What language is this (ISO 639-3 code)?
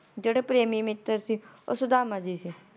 pan